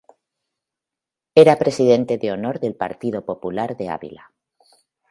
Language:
Spanish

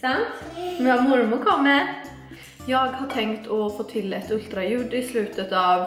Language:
Swedish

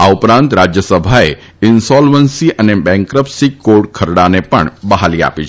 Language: Gujarati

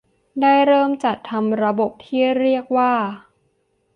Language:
Thai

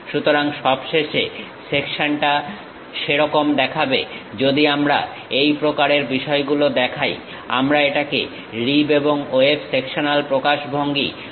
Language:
Bangla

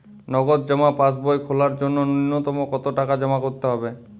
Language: Bangla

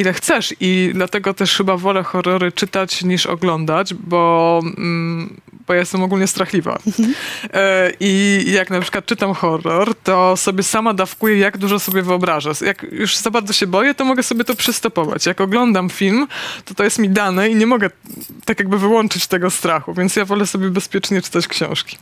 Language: Polish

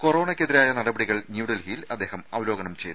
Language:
Malayalam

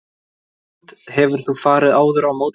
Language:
Icelandic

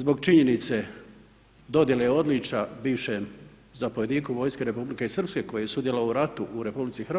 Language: Croatian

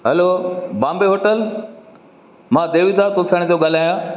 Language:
Sindhi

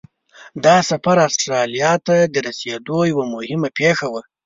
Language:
Pashto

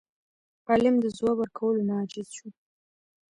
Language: Pashto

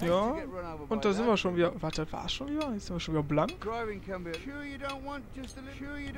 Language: German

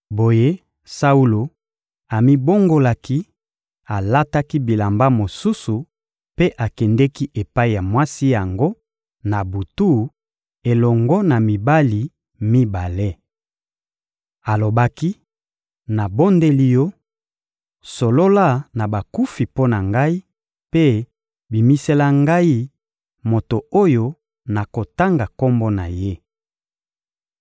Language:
Lingala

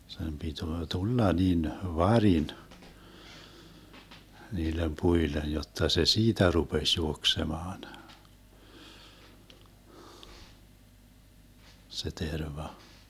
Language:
Finnish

